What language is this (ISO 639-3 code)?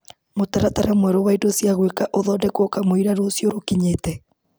kik